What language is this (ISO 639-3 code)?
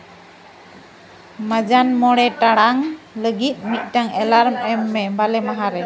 sat